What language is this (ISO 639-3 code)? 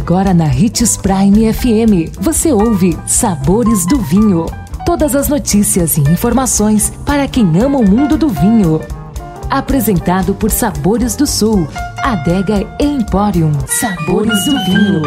por